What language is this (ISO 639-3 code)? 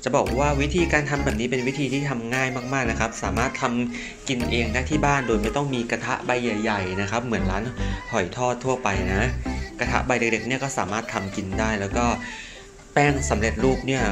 tha